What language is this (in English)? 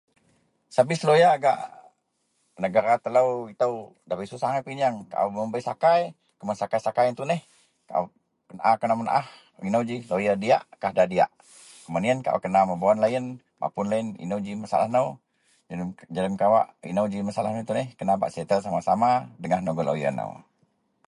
Central Melanau